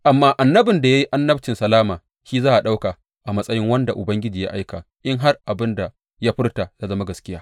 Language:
Hausa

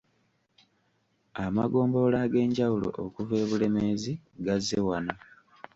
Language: Ganda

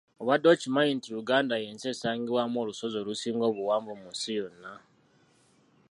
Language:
Ganda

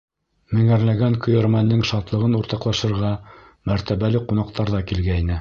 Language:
Bashkir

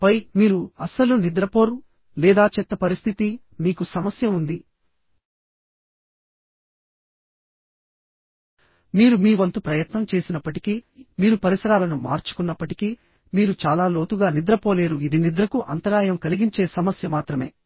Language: Telugu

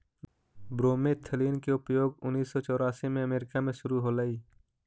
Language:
Magahi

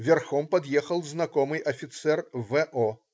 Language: Russian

